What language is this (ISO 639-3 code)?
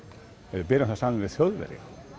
isl